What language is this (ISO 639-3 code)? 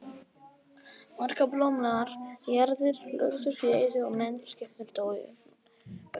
isl